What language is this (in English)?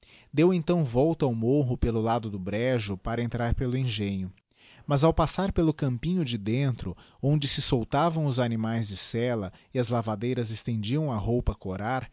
Portuguese